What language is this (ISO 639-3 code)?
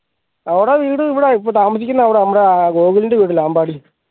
mal